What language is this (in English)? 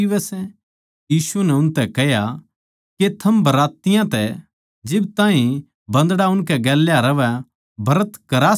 Haryanvi